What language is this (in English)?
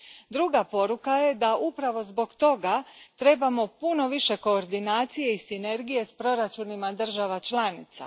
Croatian